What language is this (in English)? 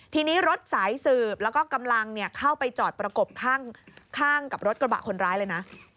Thai